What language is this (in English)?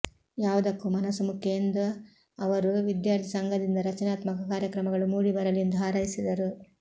Kannada